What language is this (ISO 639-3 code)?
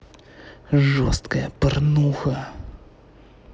rus